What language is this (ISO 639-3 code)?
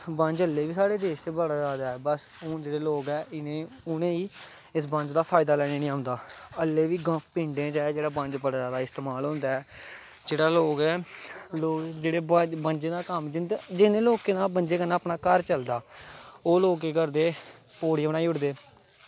doi